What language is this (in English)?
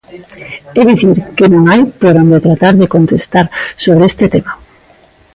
Galician